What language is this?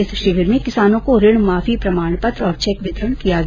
Hindi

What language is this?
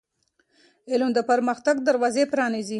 Pashto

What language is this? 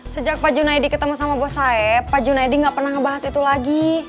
Indonesian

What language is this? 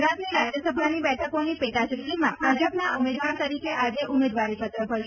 Gujarati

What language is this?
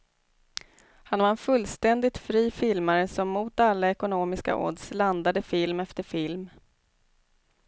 Swedish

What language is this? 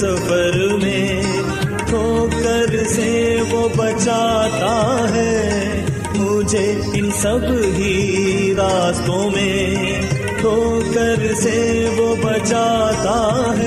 Urdu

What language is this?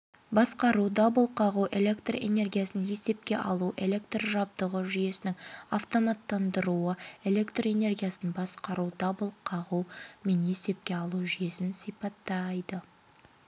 Kazakh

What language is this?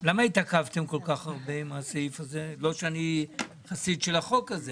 Hebrew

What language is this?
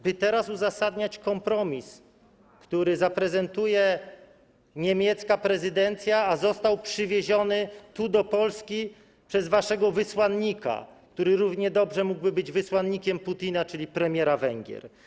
Polish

